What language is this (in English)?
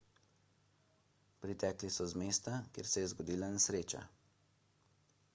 Slovenian